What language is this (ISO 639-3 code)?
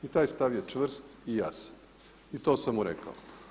hrv